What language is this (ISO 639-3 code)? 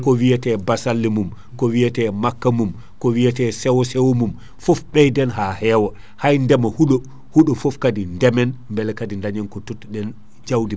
ful